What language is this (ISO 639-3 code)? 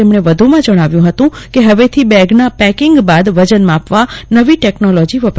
guj